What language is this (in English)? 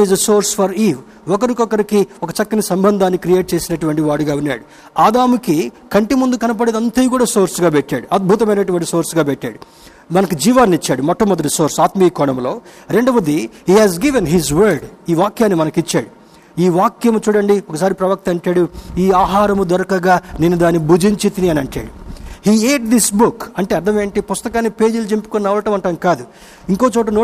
Telugu